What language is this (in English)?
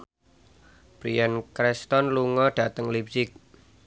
Javanese